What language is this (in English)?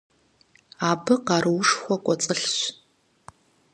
Kabardian